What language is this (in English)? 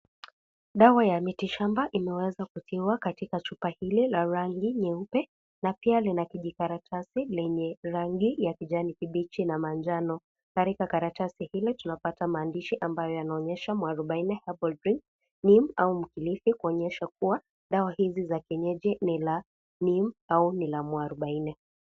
Swahili